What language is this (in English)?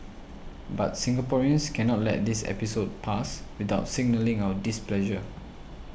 English